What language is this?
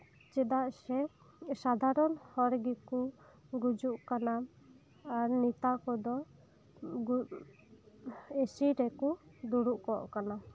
Santali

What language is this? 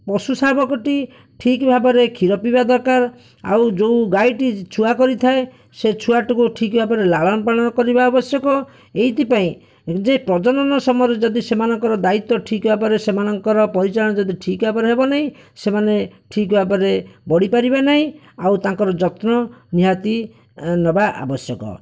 Odia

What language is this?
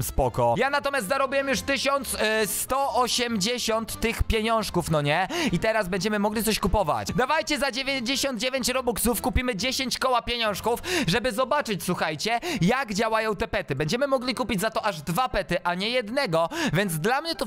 Polish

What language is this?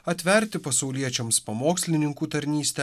Lithuanian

